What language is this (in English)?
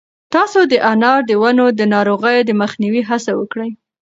Pashto